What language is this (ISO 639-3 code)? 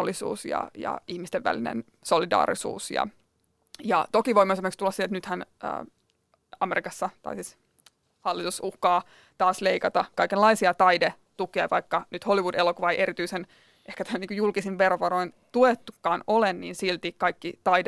fin